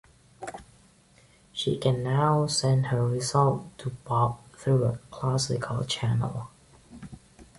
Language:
English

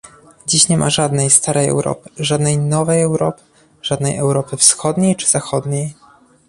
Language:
Polish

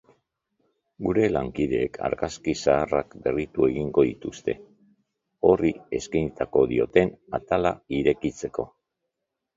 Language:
Basque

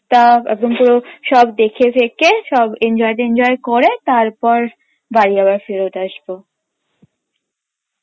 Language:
Bangla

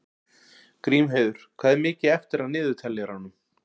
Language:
Icelandic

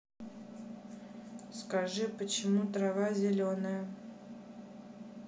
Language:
Russian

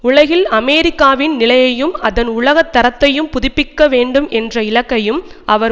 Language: Tamil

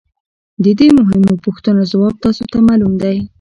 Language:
Pashto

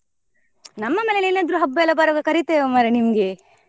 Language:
Kannada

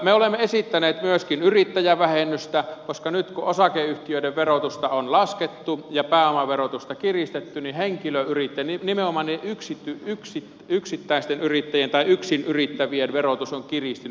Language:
Finnish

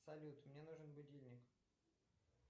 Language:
Russian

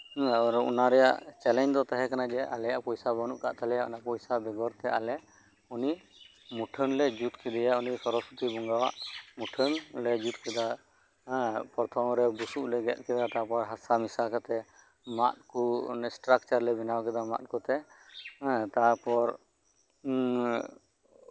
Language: Santali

